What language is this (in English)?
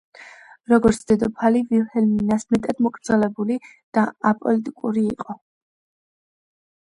Georgian